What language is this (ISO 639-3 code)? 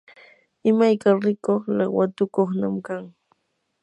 qur